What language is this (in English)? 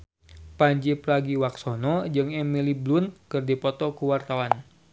Sundanese